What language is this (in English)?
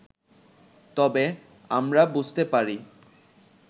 Bangla